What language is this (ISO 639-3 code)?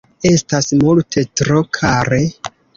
epo